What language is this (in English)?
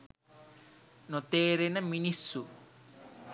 Sinhala